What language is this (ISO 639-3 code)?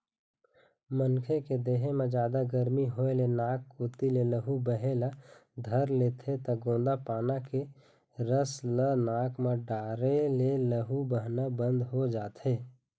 hne